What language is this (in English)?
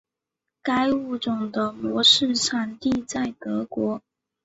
Chinese